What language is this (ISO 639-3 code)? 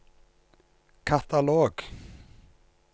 nor